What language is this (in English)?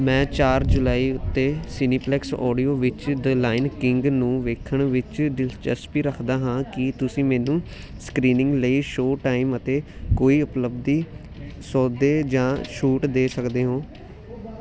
Punjabi